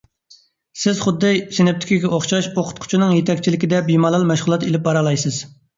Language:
Uyghur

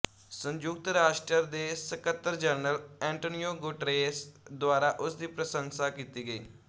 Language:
Punjabi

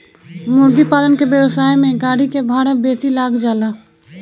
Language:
Bhojpuri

